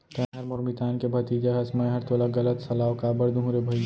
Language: Chhattisgarhi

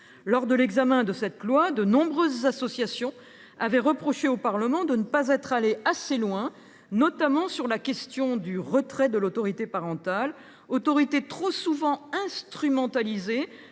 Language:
French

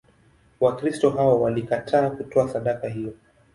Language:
Swahili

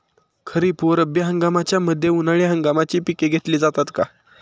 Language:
Marathi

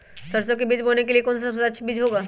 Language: Magahi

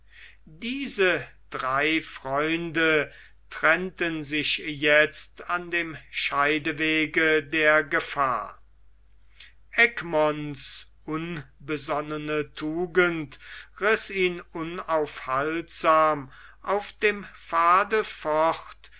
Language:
German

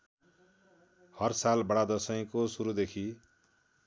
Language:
Nepali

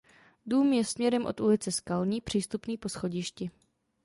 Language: Czech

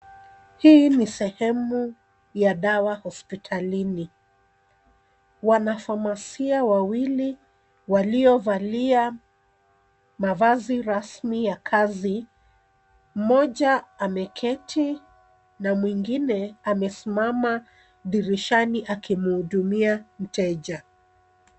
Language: Swahili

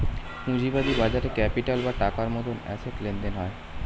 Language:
Bangla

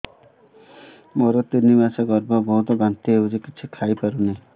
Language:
Odia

